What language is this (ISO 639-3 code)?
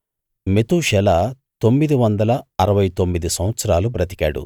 tel